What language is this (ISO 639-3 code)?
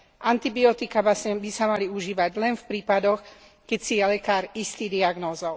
slk